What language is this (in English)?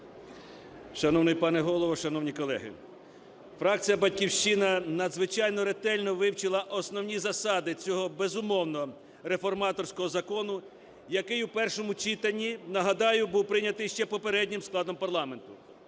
Ukrainian